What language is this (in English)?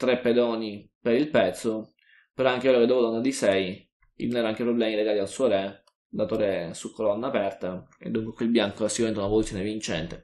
Italian